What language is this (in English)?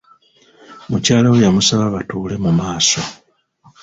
Ganda